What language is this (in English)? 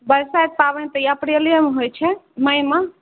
Maithili